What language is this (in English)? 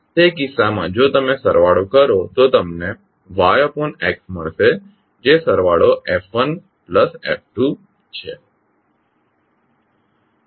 Gujarati